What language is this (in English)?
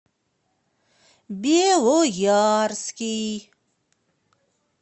Russian